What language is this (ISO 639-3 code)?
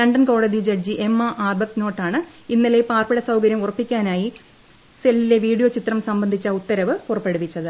mal